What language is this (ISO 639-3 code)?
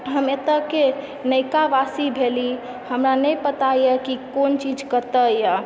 mai